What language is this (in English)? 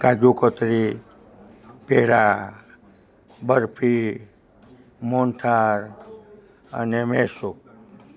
Gujarati